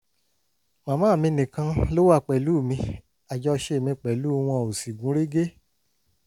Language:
Yoruba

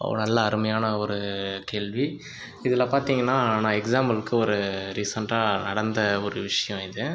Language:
Tamil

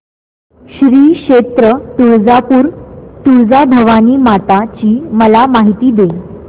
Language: Marathi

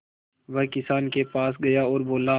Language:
Hindi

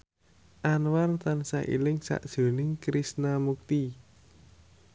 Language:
Javanese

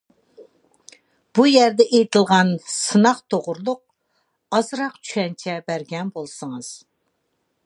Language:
Uyghur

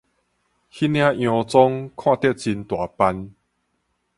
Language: Min Nan Chinese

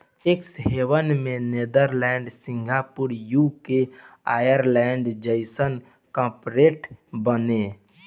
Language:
Bhojpuri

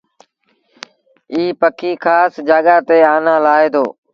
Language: Sindhi Bhil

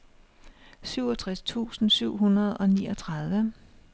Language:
Danish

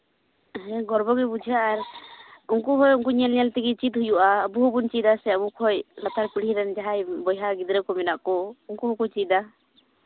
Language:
Santali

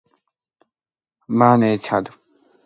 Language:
Georgian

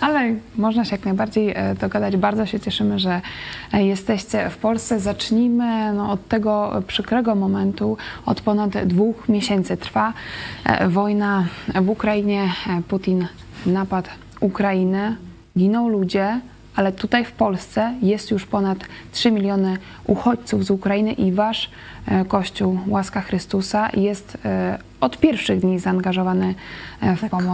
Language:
Polish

